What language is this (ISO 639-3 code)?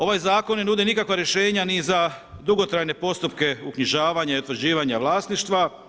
hrv